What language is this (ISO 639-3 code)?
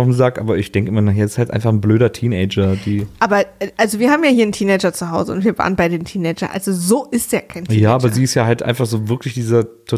deu